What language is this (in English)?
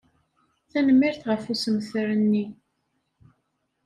Kabyle